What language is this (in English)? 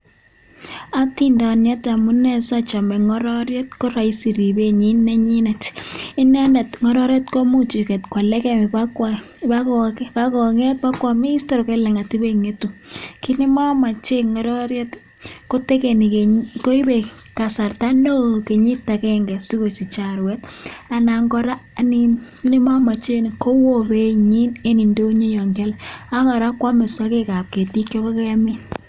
Kalenjin